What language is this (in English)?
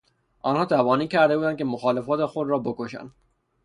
Persian